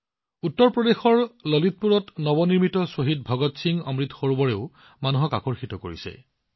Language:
Assamese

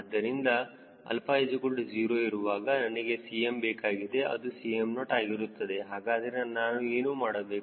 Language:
Kannada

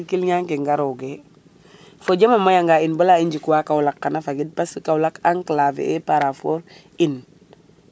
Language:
Serer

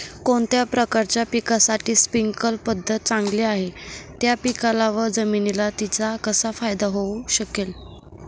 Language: Marathi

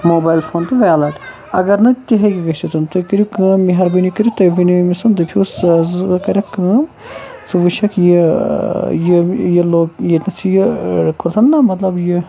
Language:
Kashmiri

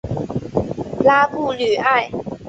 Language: Chinese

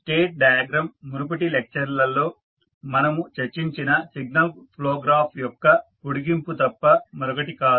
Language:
Telugu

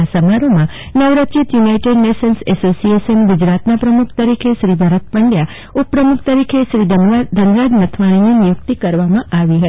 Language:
Gujarati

